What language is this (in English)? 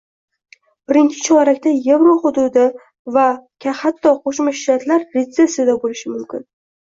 Uzbek